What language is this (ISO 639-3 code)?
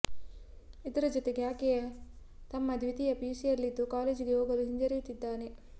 kan